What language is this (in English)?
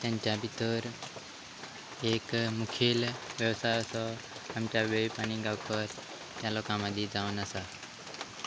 Konkani